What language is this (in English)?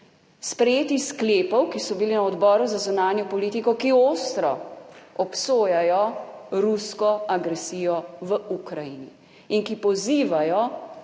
Slovenian